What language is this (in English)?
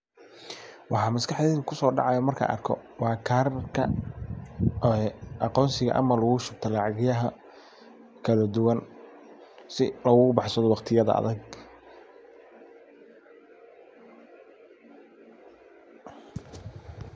Somali